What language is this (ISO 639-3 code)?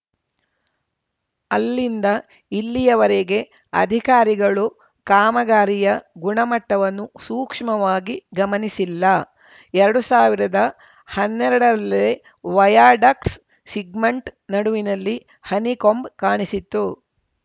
kan